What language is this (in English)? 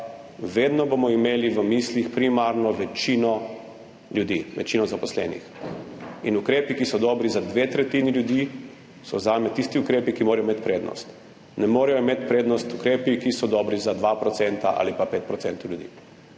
Slovenian